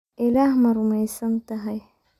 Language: Somali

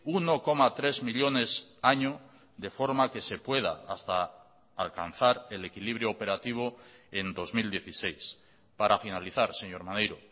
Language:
Spanish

